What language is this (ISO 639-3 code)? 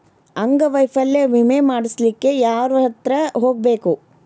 kan